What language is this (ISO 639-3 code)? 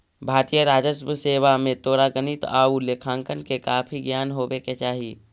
mag